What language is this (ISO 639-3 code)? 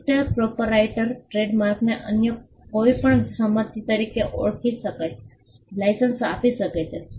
guj